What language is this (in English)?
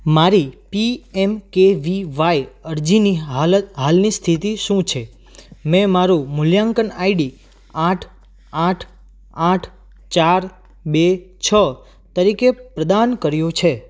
Gujarati